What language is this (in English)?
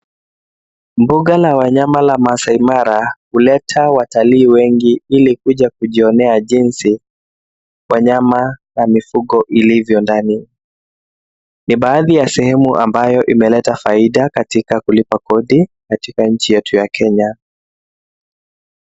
Swahili